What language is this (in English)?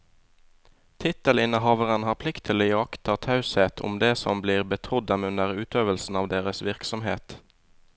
Norwegian